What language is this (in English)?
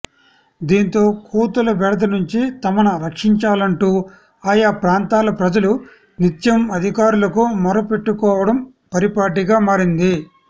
Telugu